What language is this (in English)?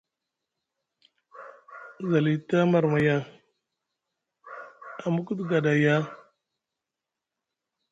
Musgu